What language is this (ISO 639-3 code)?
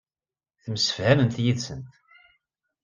kab